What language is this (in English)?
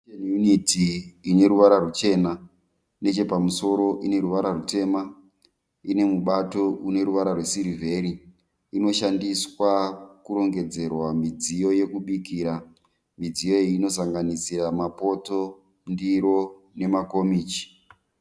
Shona